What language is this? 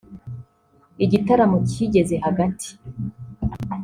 Kinyarwanda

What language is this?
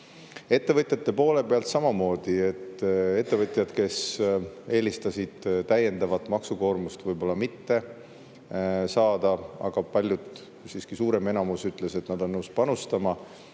Estonian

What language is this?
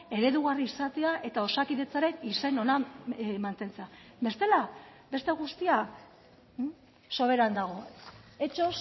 Basque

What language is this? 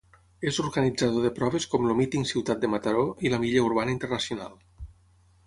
Catalan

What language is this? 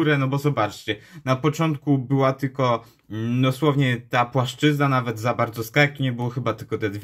Polish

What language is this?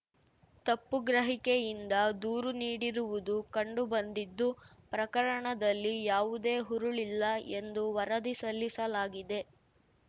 Kannada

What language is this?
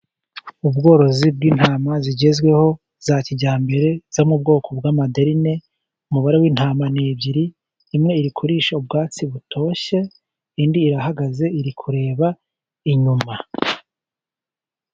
Kinyarwanda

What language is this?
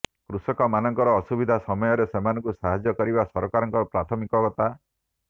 Odia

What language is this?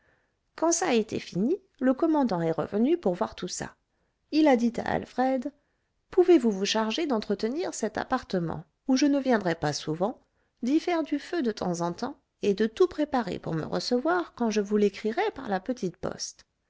French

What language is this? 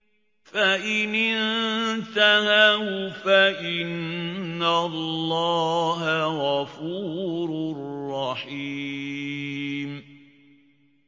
Arabic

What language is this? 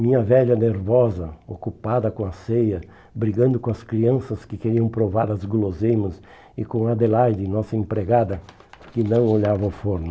Portuguese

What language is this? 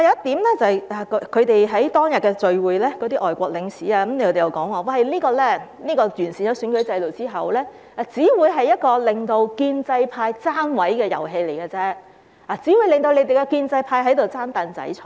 Cantonese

